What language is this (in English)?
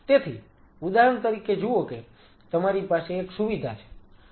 Gujarati